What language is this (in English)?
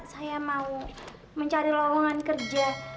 Indonesian